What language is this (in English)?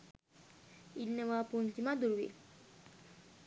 Sinhala